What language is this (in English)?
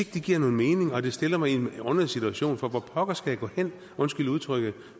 Danish